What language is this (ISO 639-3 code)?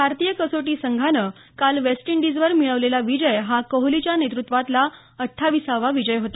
mar